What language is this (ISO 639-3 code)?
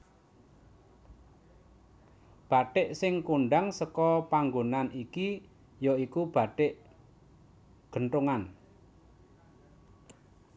jav